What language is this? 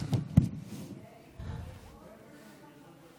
Hebrew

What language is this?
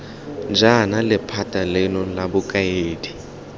Tswana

